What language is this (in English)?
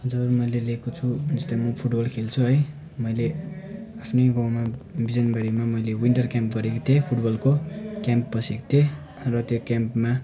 Nepali